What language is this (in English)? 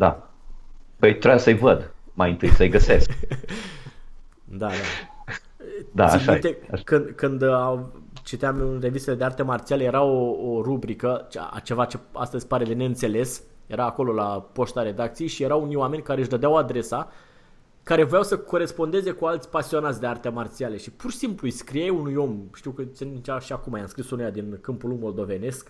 Romanian